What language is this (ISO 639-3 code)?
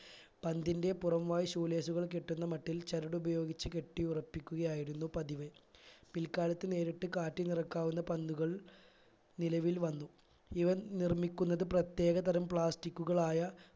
mal